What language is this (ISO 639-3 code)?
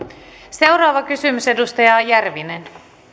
fin